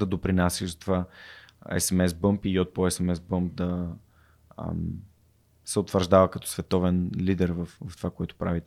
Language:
Bulgarian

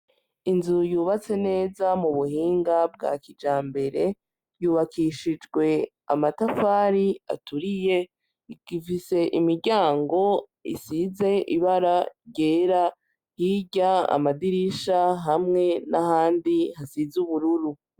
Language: Rundi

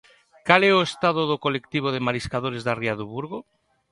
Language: Galician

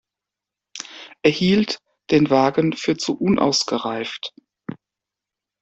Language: German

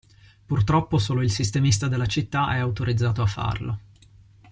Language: Italian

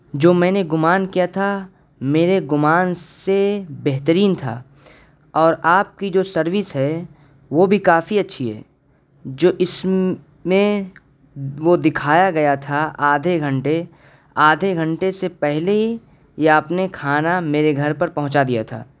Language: Urdu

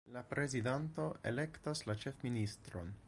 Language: Esperanto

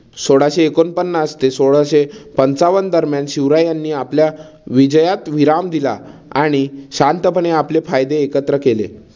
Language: Marathi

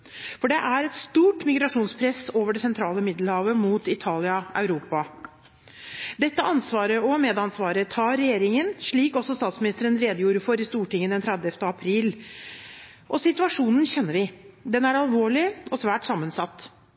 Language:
Norwegian Bokmål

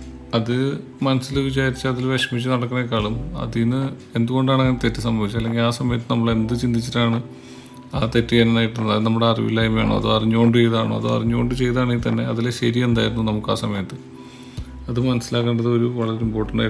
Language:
Malayalam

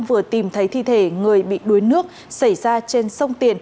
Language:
Vietnamese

